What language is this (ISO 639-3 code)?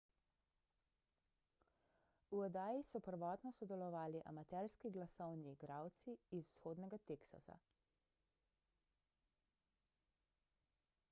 slv